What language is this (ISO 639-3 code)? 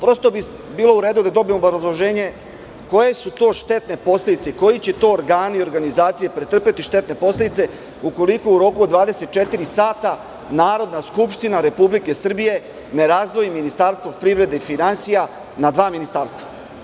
srp